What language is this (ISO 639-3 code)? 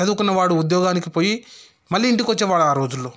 tel